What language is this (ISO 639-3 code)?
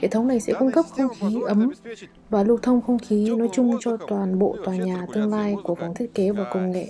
vie